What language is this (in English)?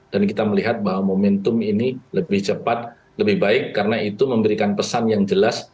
Indonesian